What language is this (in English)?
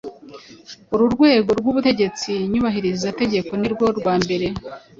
Kinyarwanda